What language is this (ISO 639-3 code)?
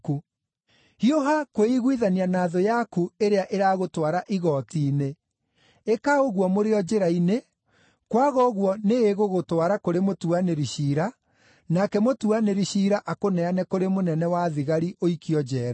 kik